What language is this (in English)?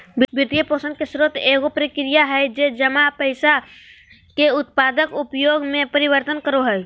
Magahi